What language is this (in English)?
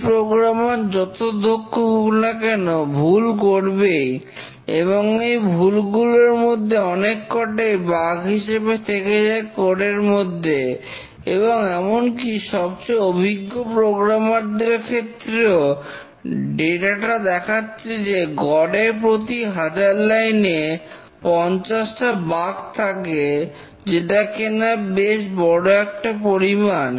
Bangla